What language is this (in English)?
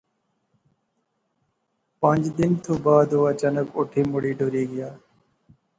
Pahari-Potwari